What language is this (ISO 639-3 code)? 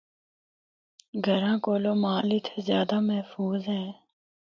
hno